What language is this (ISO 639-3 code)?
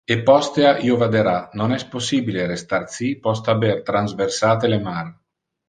ina